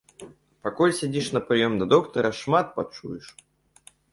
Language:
Belarusian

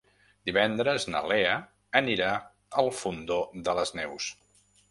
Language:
Catalan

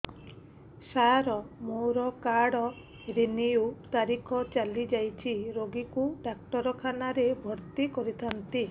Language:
Odia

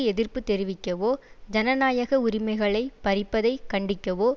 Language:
Tamil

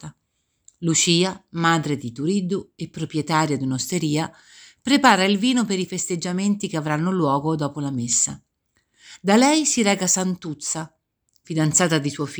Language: Italian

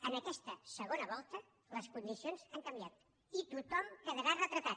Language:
Catalan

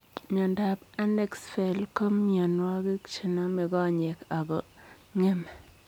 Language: Kalenjin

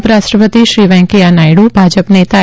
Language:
Gujarati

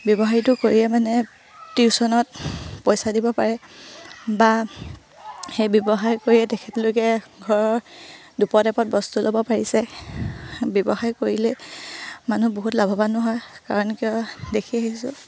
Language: Assamese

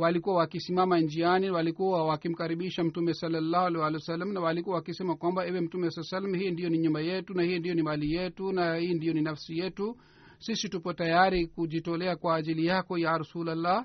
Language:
Swahili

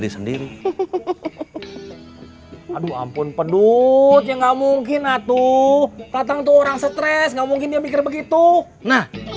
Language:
Indonesian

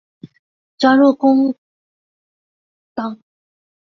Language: Chinese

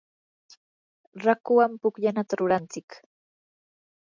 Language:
Yanahuanca Pasco Quechua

